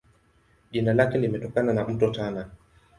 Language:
Swahili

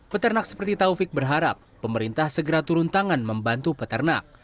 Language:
Indonesian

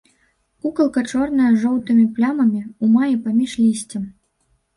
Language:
Belarusian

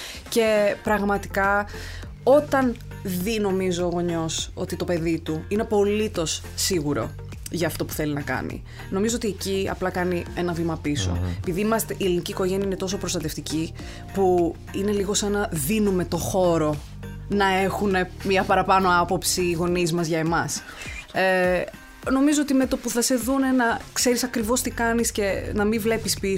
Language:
Greek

